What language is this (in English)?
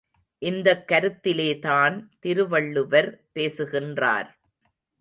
Tamil